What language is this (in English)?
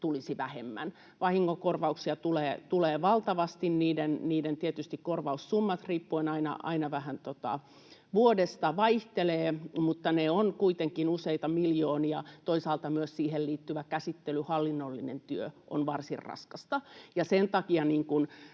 Finnish